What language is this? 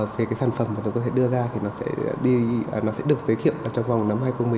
Vietnamese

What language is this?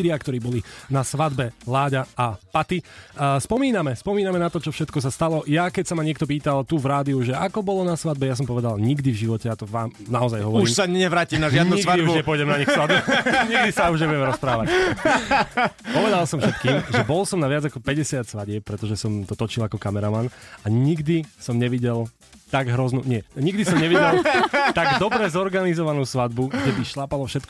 Slovak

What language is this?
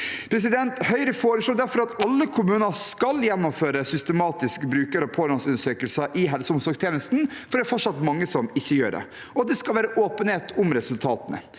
Norwegian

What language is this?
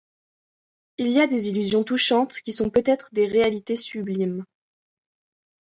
French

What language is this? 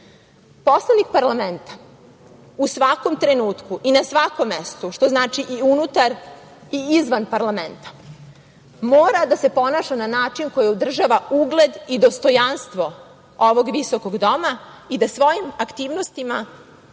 Serbian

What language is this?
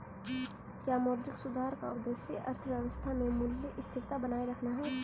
Hindi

